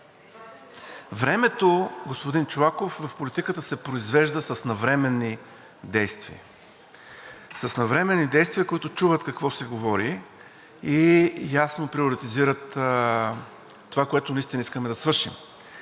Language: Bulgarian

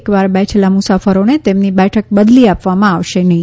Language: Gujarati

